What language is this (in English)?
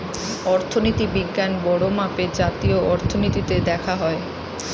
Bangla